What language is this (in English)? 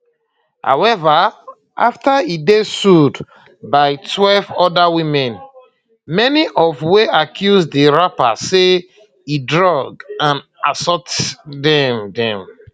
Nigerian Pidgin